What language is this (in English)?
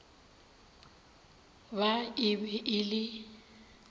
Northern Sotho